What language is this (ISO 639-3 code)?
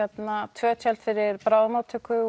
isl